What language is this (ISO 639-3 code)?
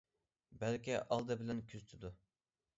uig